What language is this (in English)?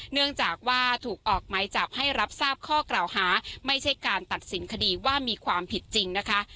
Thai